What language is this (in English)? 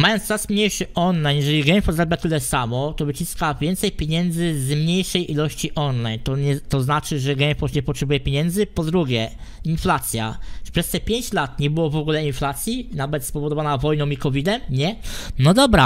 Polish